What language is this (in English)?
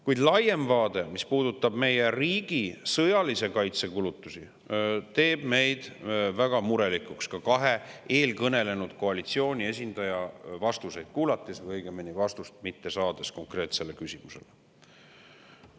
Estonian